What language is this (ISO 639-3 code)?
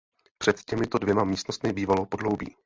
ces